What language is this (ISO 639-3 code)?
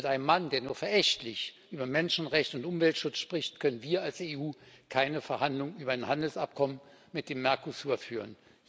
deu